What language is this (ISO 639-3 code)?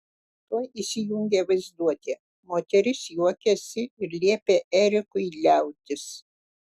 lit